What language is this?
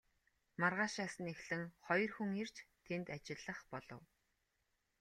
Mongolian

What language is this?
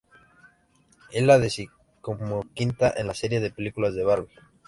Spanish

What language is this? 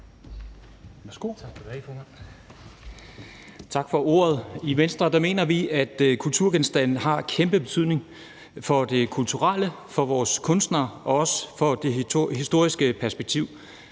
Danish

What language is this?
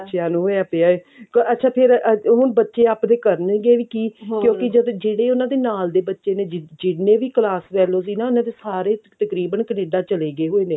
Punjabi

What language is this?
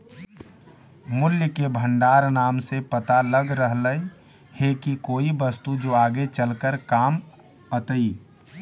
Magahi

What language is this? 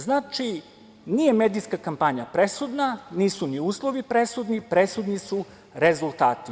Serbian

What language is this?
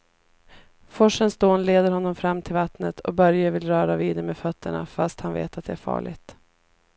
Swedish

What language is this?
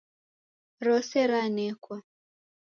Taita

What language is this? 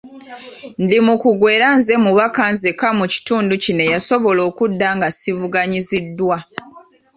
Ganda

